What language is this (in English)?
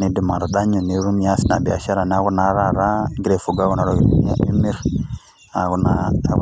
Masai